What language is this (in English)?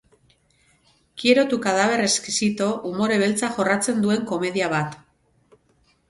Basque